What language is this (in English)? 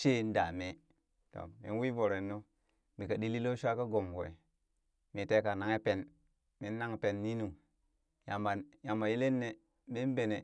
Burak